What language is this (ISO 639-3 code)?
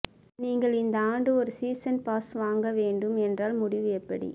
tam